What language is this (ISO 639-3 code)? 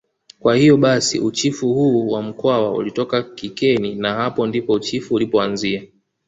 swa